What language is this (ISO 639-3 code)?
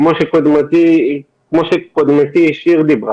heb